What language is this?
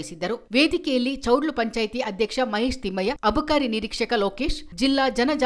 Hindi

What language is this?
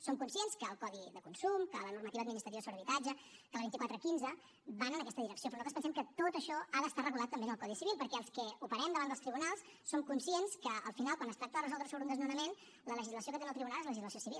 Catalan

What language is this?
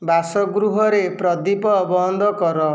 Odia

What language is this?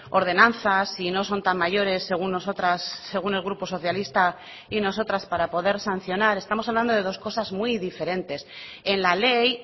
Spanish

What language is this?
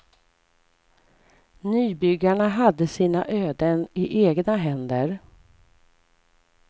Swedish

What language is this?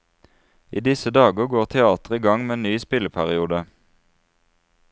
Norwegian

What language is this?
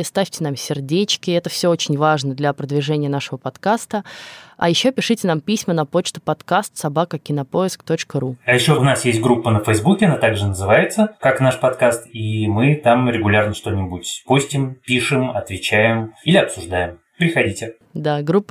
Russian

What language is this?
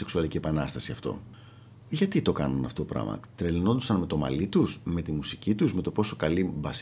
Greek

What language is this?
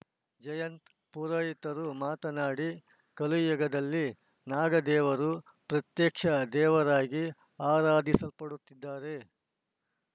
Kannada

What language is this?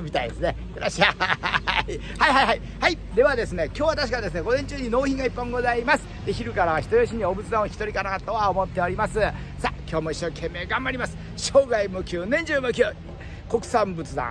Japanese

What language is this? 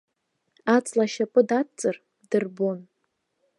Abkhazian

